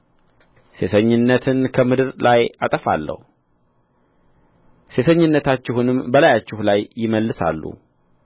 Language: Amharic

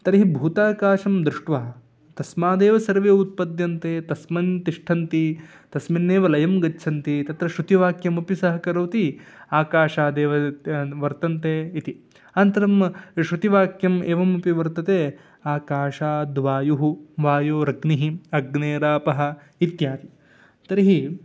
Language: Sanskrit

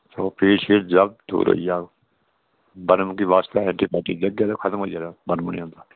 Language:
Dogri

